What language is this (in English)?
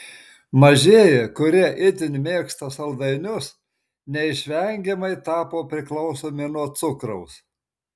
Lithuanian